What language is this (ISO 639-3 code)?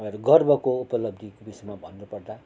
nep